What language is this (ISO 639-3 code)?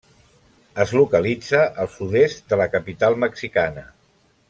cat